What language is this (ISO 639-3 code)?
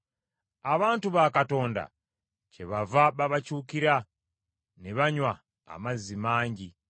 lug